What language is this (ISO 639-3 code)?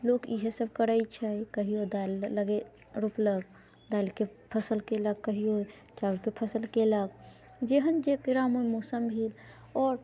mai